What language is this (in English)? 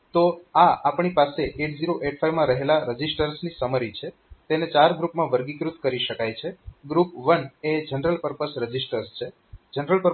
Gujarati